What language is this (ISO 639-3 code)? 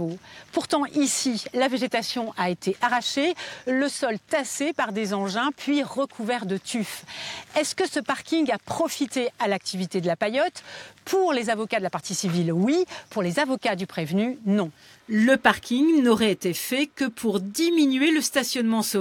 fra